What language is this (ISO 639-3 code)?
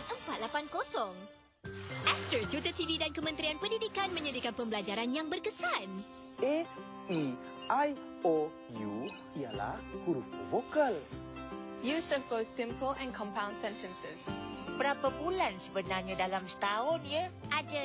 msa